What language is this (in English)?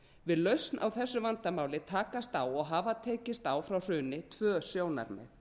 Icelandic